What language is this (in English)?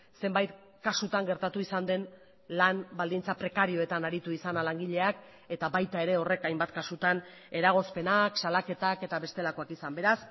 Basque